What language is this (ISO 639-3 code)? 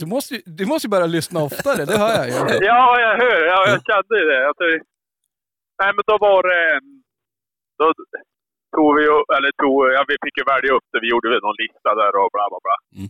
swe